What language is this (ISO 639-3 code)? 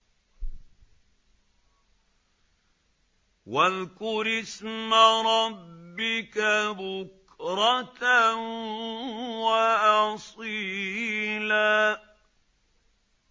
ara